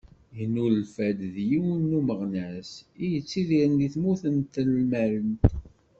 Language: Kabyle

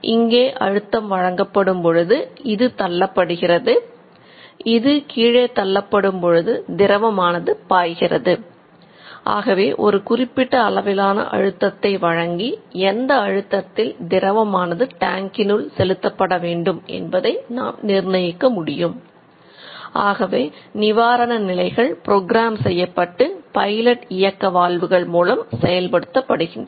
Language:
Tamil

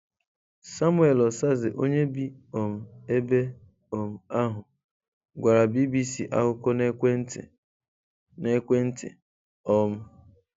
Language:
Igbo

